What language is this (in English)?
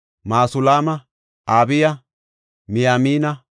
Gofa